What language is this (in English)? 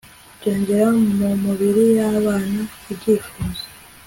Kinyarwanda